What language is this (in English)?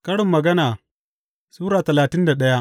Hausa